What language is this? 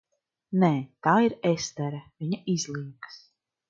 Latvian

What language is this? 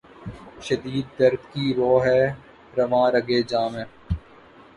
Urdu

